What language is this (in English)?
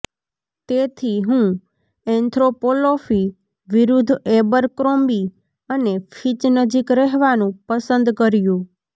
Gujarati